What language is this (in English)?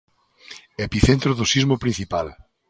Galician